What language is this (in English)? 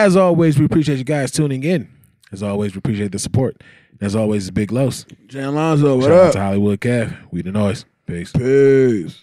English